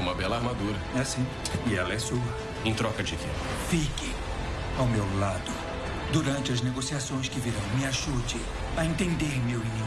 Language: Portuguese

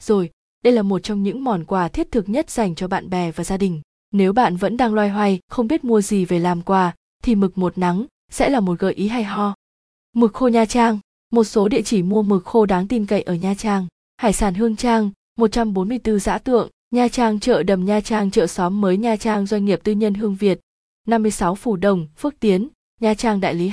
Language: Vietnamese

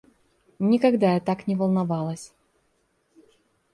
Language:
Russian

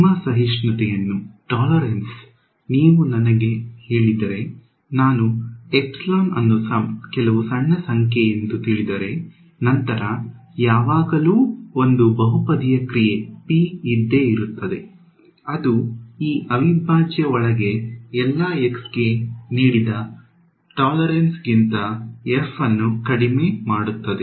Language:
Kannada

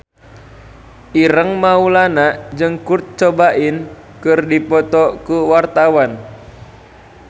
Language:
Sundanese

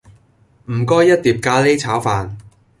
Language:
Cantonese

